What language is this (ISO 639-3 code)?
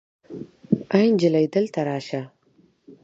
pus